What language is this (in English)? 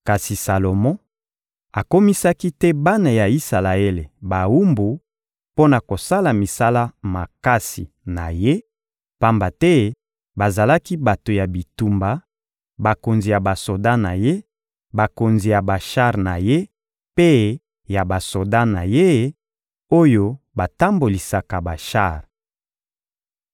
Lingala